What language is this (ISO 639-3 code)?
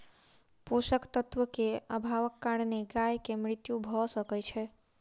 mai